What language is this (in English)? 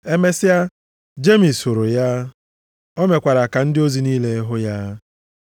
Igbo